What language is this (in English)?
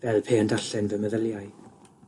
Welsh